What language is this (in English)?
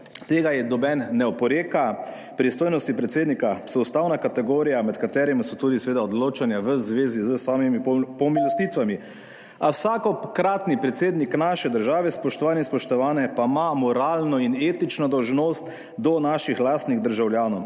Slovenian